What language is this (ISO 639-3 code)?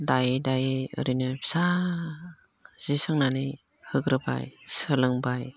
brx